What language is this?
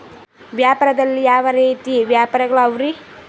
Kannada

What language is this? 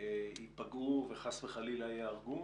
Hebrew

